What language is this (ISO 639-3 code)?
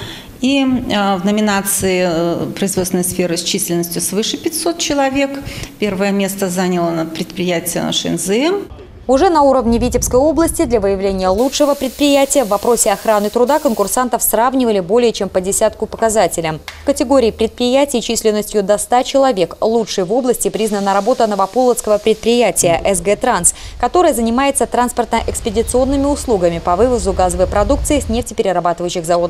rus